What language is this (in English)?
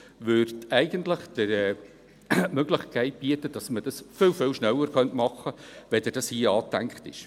Swiss German